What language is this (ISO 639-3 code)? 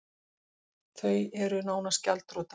isl